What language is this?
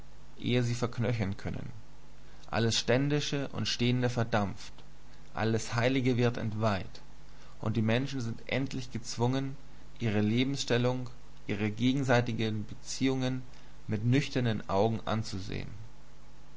German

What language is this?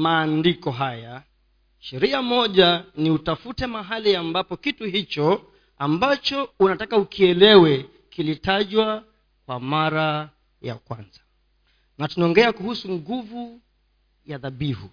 Swahili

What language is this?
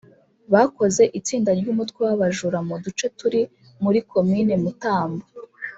Kinyarwanda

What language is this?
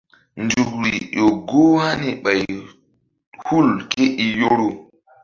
Mbum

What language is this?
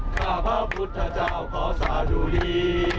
Thai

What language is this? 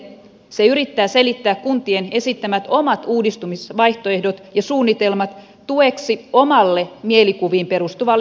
Finnish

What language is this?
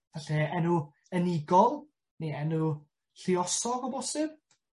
Welsh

